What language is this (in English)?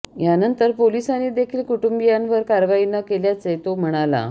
Marathi